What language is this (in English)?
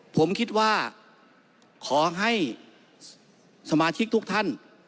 Thai